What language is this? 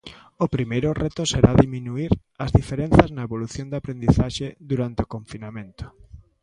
Galician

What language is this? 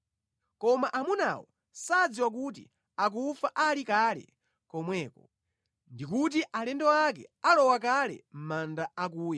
Nyanja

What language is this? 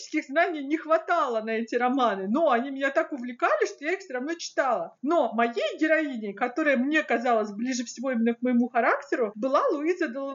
Russian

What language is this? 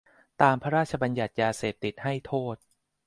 Thai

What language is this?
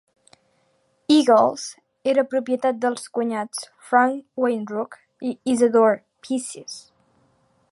Catalan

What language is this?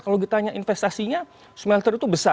Indonesian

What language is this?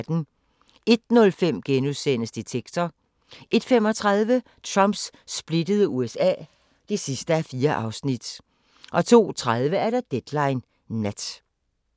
Danish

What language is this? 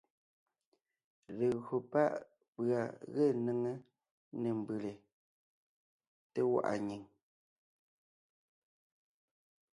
Ngiemboon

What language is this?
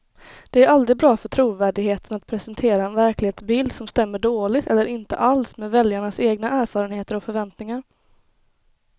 Swedish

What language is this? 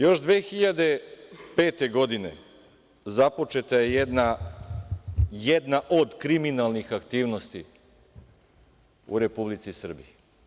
Serbian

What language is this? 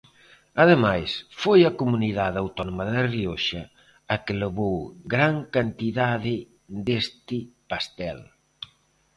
Galician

